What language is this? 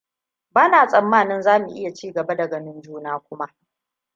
Hausa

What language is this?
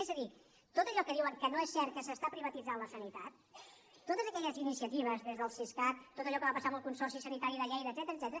Catalan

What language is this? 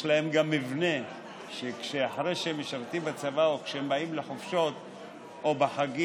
Hebrew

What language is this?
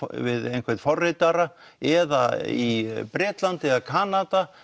Icelandic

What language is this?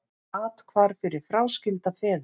Icelandic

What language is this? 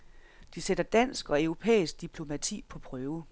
Danish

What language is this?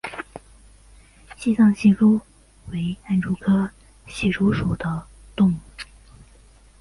Chinese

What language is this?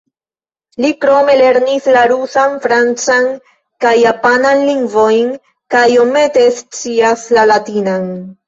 Esperanto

